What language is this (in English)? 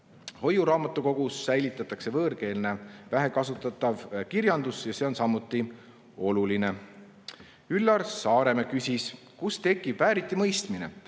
Estonian